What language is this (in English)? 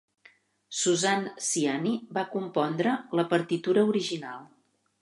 Catalan